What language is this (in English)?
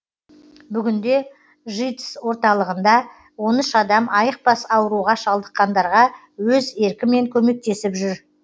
Kazakh